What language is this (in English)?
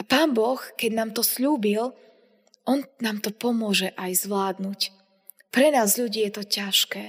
Slovak